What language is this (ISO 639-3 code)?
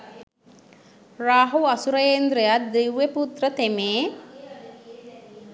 sin